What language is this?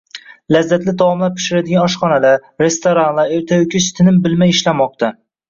Uzbek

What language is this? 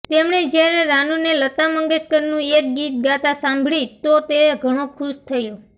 Gujarati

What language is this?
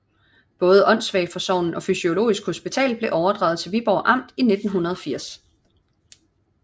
Danish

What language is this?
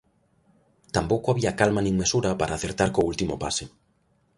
Galician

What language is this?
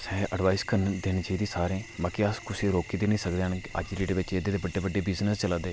Dogri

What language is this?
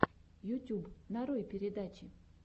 Russian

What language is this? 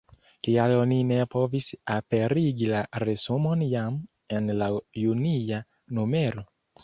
Esperanto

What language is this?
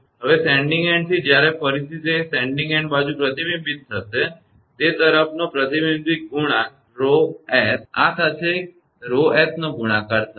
Gujarati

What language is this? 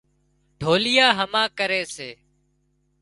Wadiyara Koli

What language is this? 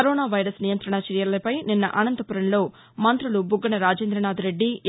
Telugu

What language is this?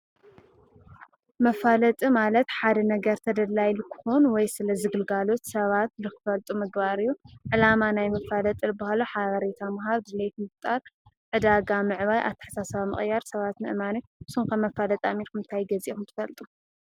Tigrinya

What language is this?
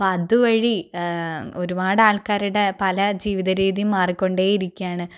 Malayalam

